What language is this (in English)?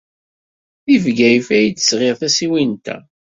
Kabyle